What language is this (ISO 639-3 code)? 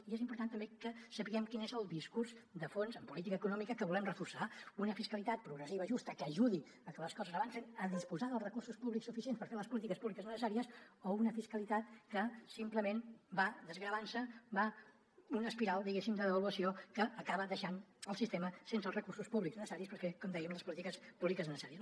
cat